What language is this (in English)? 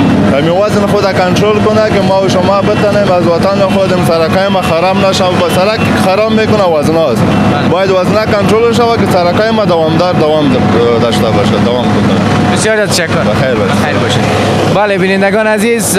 Persian